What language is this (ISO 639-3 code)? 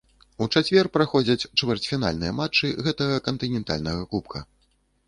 bel